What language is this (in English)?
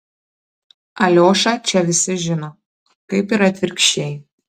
Lithuanian